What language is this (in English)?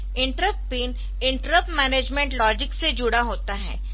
Hindi